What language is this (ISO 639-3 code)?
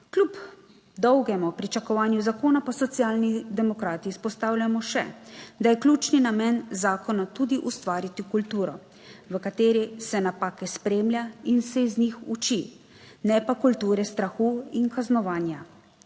slv